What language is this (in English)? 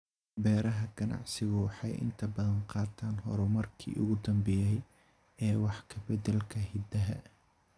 Somali